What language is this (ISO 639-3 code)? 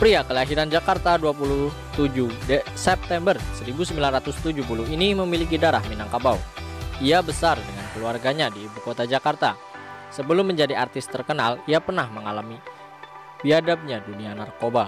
ind